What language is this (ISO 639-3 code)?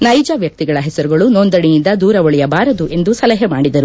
kan